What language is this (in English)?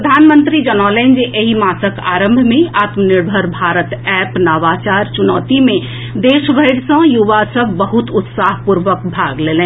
Maithili